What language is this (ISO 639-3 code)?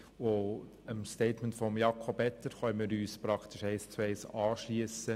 gsw